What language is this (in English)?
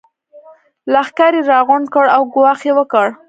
Pashto